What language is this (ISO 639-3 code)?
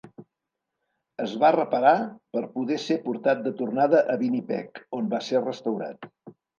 cat